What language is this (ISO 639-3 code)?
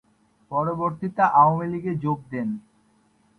ben